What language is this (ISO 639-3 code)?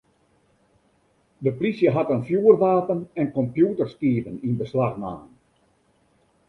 fry